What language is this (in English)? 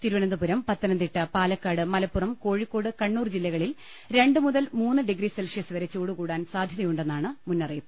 Malayalam